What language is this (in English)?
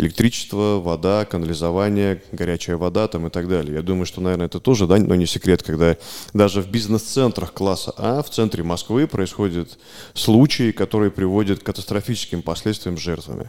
Russian